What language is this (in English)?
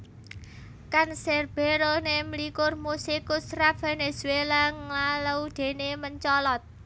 Javanese